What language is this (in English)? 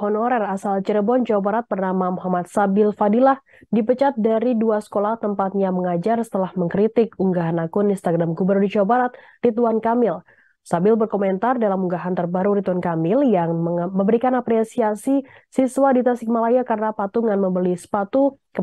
Indonesian